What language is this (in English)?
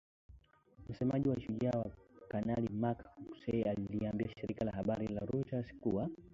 Swahili